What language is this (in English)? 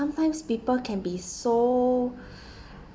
English